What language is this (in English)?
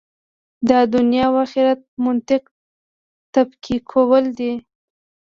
Pashto